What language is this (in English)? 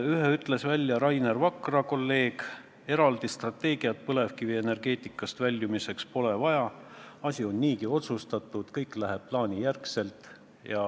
Estonian